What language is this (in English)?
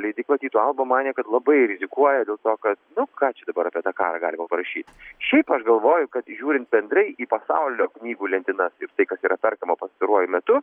Lithuanian